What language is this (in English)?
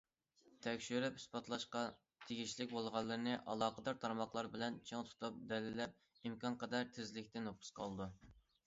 Uyghur